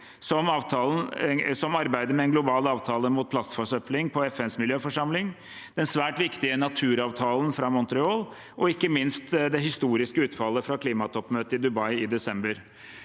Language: Norwegian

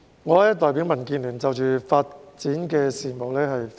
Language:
Cantonese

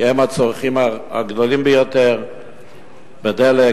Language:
Hebrew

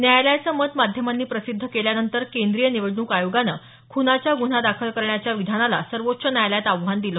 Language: Marathi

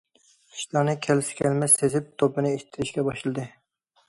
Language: Uyghur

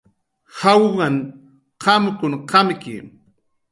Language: Jaqaru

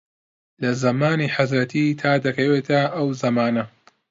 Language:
Central Kurdish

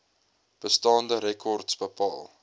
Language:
Afrikaans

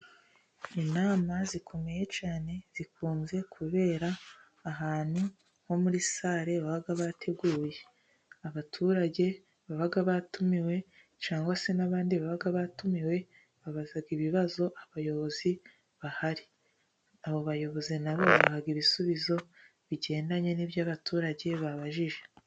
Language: Kinyarwanda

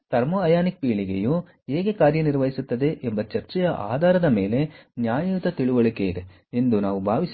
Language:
Kannada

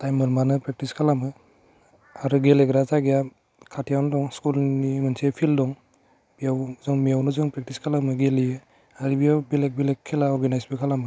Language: Bodo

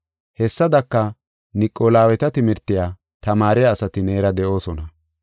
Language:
Gofa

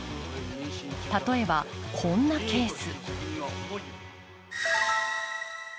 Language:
Japanese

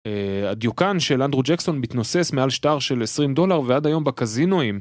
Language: Hebrew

